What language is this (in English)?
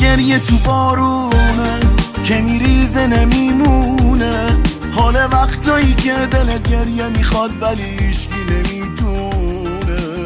Persian